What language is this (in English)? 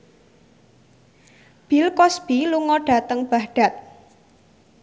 Javanese